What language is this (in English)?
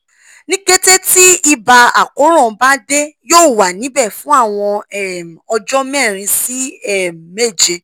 Yoruba